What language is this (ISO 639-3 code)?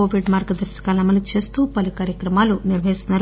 tel